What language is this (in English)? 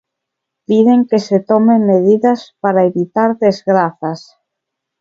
Galician